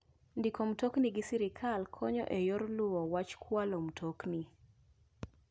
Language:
Luo (Kenya and Tanzania)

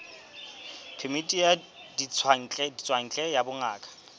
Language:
Southern Sotho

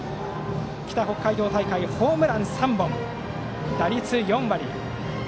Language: Japanese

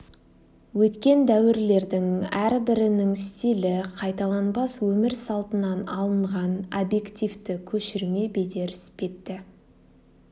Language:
Kazakh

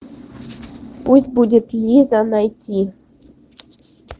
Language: Russian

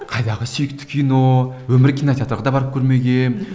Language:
Kazakh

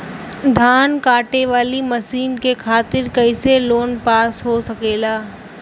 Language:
Bhojpuri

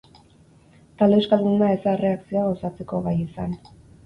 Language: Basque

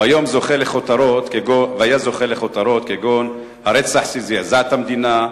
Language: Hebrew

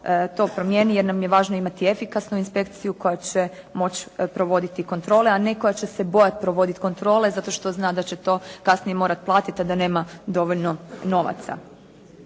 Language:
Croatian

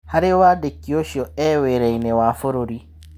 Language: Kikuyu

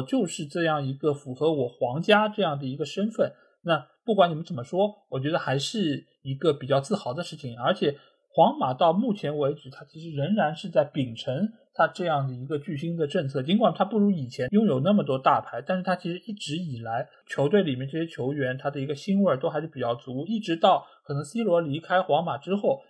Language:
Chinese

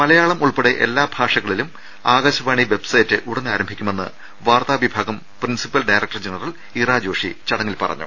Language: Malayalam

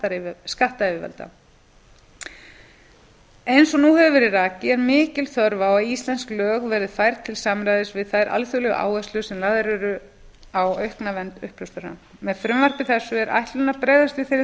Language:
Icelandic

